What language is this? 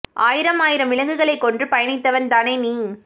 Tamil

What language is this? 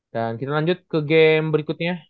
Indonesian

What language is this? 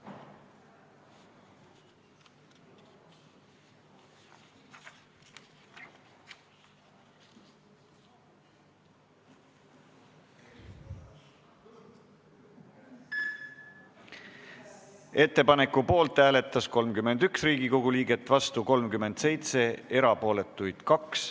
Estonian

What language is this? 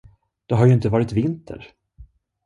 Swedish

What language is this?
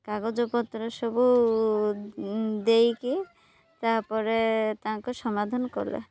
Odia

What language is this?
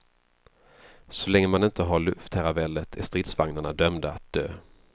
Swedish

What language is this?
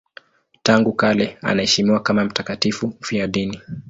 Swahili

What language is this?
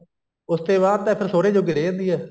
Punjabi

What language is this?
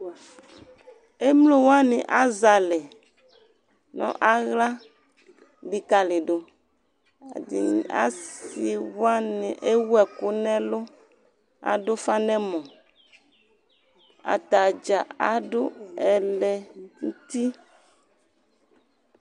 Ikposo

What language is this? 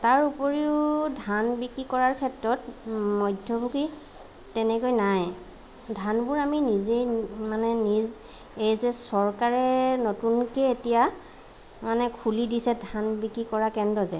Assamese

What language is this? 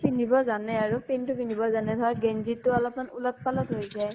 Assamese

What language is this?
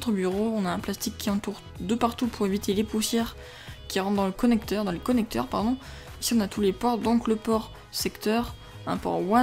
French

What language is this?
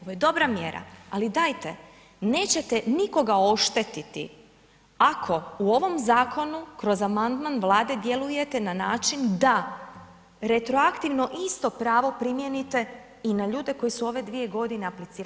Croatian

